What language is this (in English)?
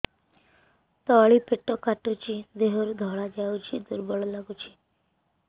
Odia